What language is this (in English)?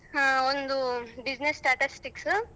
Kannada